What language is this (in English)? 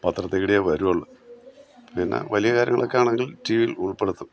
Malayalam